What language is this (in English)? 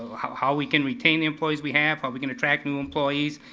English